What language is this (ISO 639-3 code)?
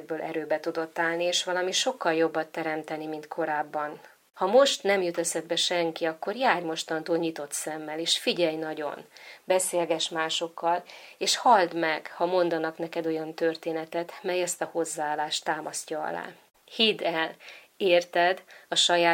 hun